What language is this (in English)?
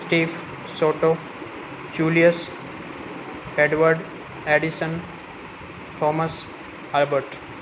Gujarati